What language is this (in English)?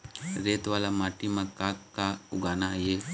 Chhattisgarhi